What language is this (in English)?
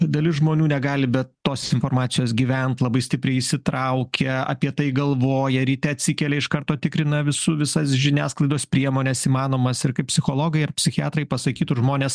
Lithuanian